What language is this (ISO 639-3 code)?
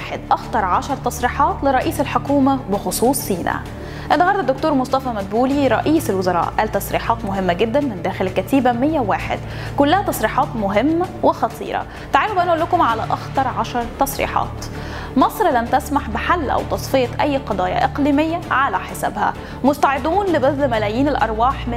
ara